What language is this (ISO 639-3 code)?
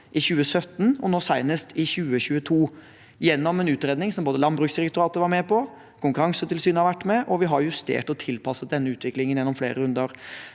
nor